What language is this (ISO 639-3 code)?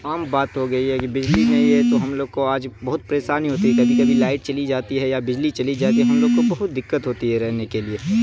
urd